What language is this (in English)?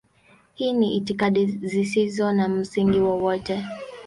Swahili